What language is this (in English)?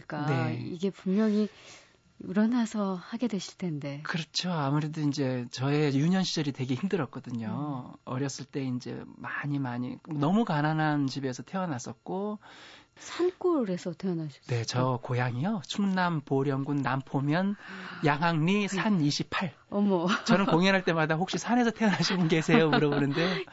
Korean